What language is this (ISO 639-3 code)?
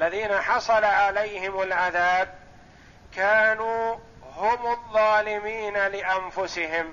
ara